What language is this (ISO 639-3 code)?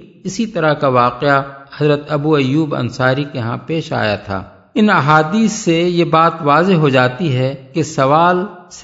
urd